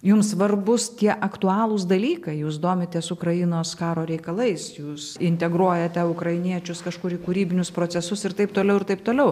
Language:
Lithuanian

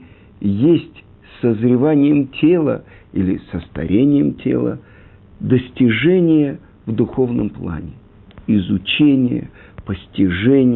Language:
Russian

